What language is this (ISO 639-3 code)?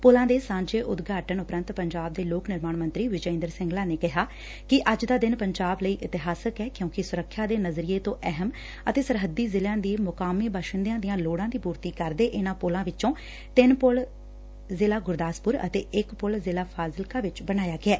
pan